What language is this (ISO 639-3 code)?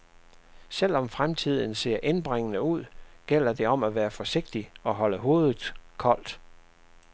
dan